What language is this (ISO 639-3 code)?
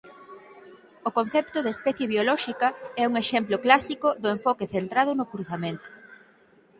glg